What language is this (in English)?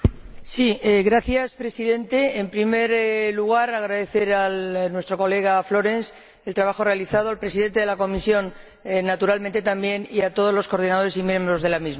Spanish